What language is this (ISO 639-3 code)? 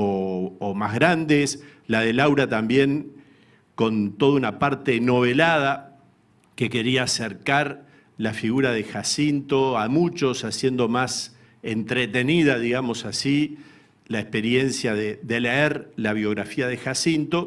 spa